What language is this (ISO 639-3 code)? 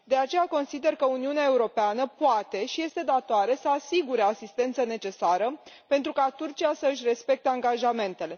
ron